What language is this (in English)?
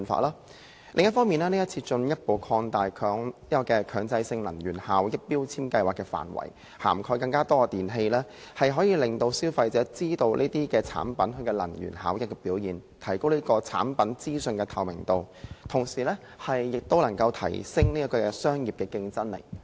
Cantonese